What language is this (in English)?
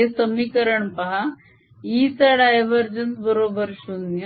Marathi